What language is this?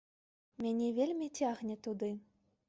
Belarusian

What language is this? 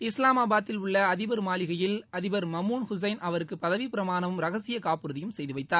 Tamil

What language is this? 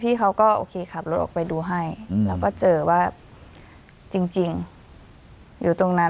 Thai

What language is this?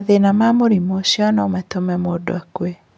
Kikuyu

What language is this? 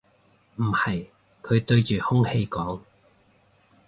Cantonese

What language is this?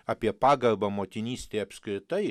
Lithuanian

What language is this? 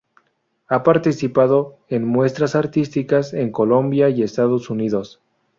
Spanish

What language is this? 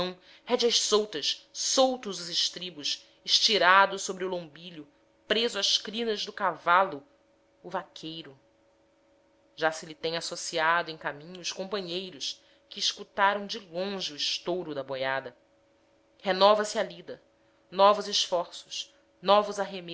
Portuguese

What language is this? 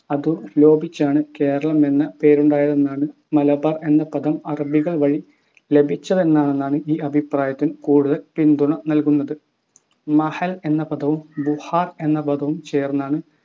Malayalam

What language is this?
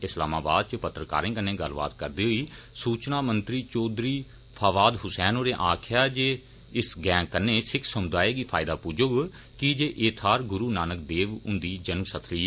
Dogri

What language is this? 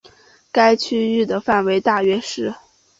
Chinese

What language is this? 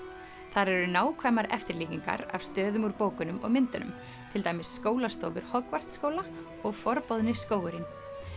Icelandic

